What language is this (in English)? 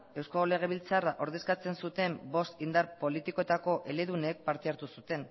Basque